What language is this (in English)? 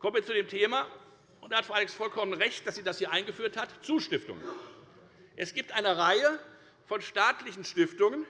German